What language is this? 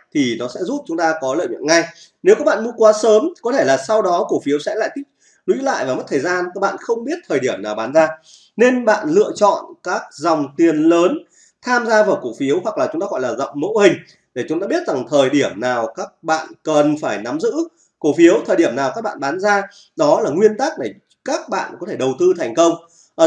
Vietnamese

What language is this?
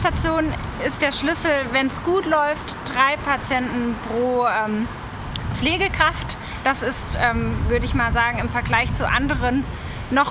German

